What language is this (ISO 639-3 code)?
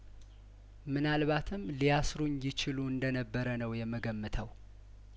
amh